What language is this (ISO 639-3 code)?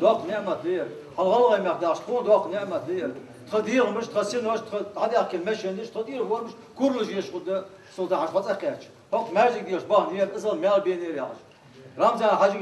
tur